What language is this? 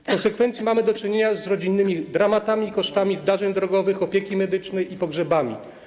Polish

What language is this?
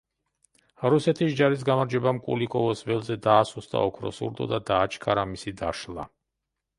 Georgian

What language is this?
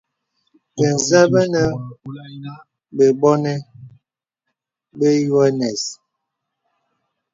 Bebele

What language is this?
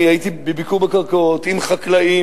Hebrew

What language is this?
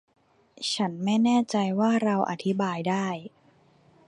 Thai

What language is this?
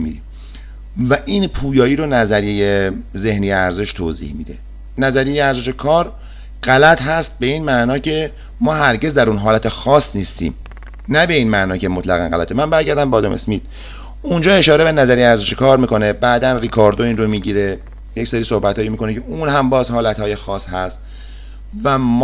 Persian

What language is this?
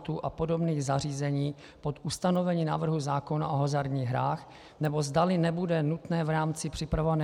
Czech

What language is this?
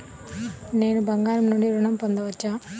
Telugu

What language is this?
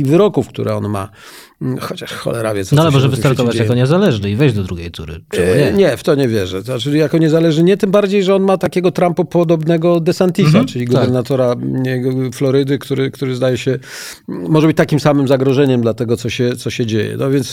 Polish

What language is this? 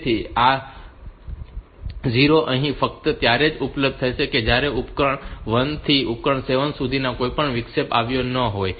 Gujarati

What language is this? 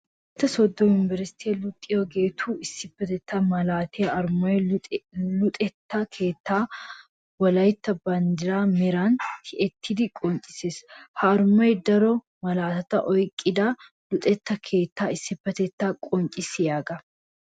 Wolaytta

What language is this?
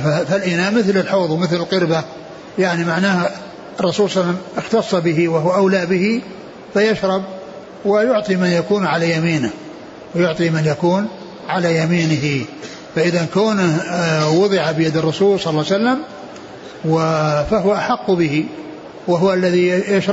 Arabic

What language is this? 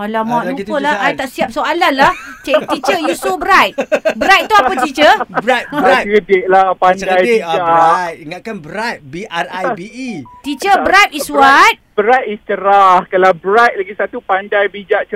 Malay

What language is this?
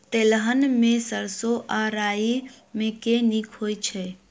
Maithili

